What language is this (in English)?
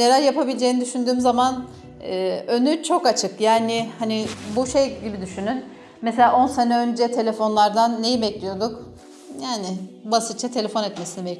Turkish